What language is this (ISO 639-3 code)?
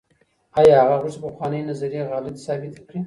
pus